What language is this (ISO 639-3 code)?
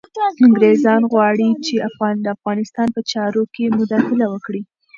pus